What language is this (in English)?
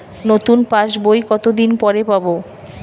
Bangla